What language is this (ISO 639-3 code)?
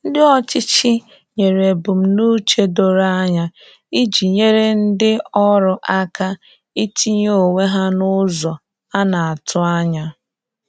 ibo